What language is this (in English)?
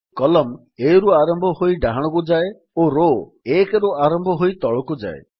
Odia